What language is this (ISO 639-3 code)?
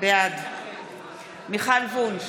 heb